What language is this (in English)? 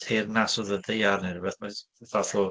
Welsh